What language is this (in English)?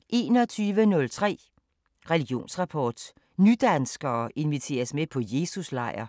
Danish